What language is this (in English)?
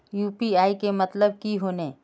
Magahi